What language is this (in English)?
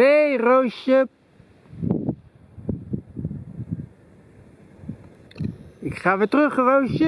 Dutch